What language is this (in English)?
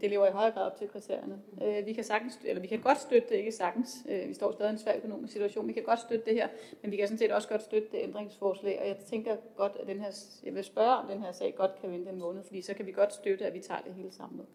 Danish